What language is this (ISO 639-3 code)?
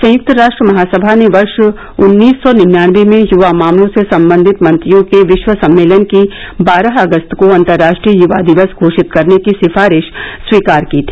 hin